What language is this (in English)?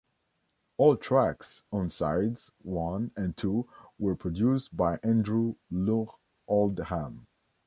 English